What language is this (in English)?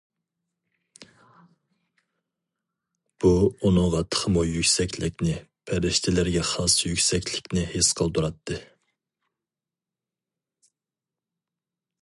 Uyghur